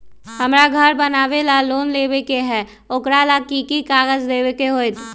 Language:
Magahi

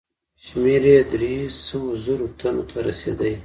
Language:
Pashto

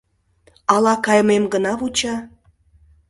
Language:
Mari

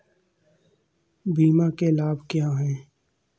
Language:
Hindi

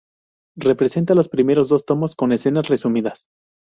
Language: Spanish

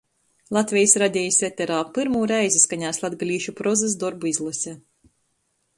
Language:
Latgalian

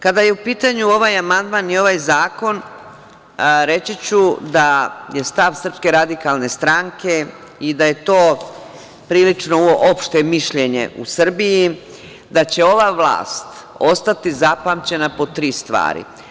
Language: Serbian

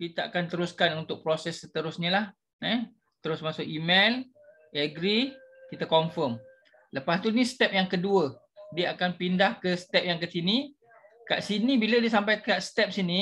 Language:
Malay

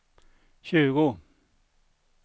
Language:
Swedish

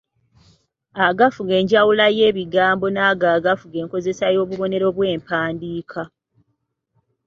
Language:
Ganda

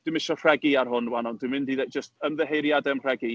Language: Welsh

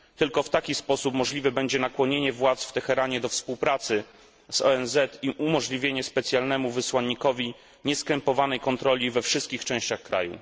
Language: Polish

